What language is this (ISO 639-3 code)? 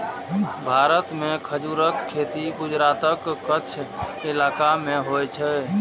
mai